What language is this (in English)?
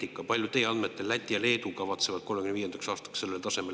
Estonian